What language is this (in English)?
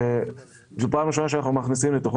Hebrew